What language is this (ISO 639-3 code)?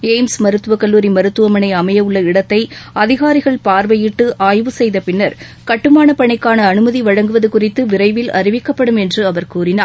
tam